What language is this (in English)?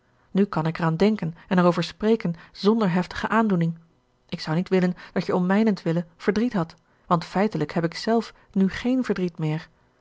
Dutch